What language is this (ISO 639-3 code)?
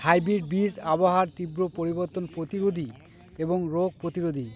ben